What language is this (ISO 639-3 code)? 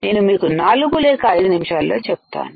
tel